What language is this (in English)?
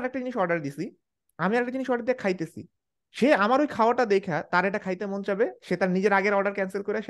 Bangla